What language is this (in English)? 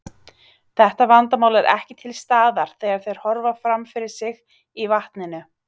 Icelandic